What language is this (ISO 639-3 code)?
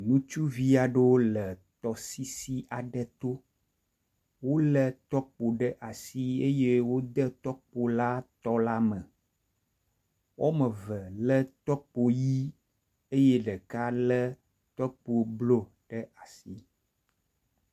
ewe